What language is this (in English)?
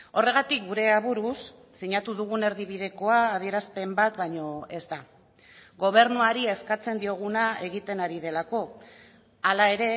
Basque